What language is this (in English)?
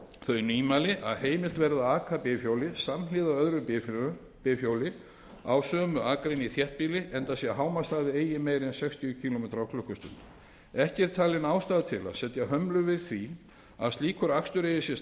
Icelandic